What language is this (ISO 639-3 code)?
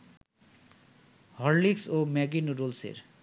ben